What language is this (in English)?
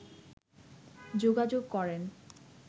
Bangla